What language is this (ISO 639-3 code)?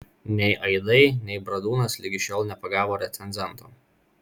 lit